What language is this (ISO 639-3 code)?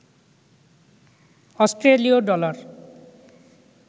ben